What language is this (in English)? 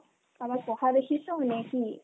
Assamese